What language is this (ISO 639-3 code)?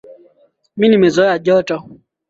swa